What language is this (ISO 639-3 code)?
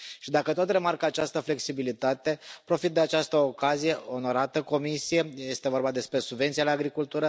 ron